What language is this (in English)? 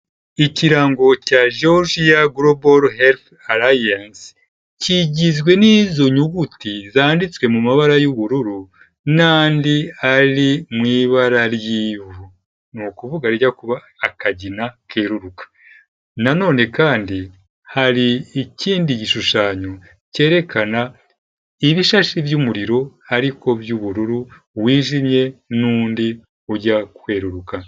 Kinyarwanda